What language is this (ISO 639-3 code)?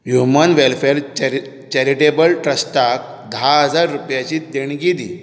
kok